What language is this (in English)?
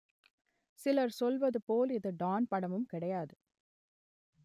Tamil